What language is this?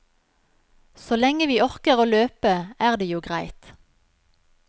Norwegian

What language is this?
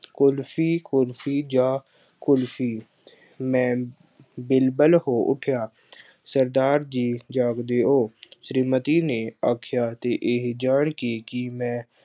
Punjabi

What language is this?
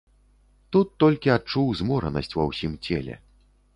Belarusian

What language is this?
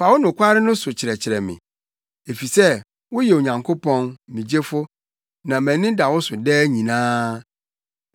Akan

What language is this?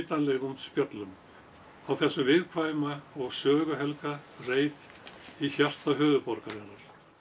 Icelandic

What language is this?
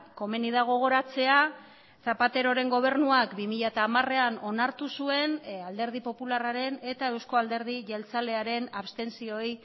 Basque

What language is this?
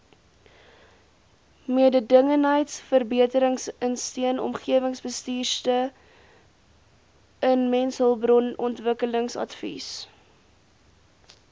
Afrikaans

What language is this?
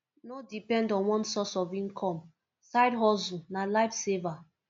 Nigerian Pidgin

